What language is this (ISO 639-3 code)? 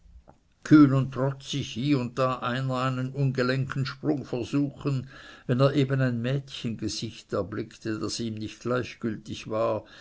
deu